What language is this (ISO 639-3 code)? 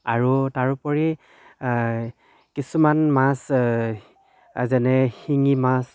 asm